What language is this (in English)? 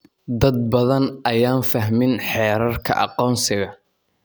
Somali